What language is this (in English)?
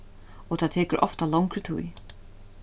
Faroese